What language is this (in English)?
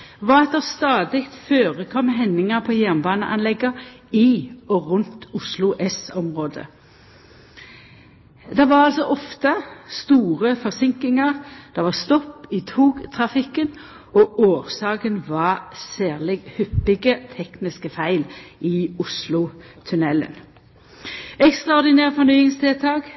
Norwegian Nynorsk